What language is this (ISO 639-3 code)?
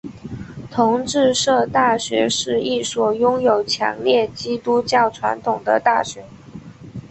zho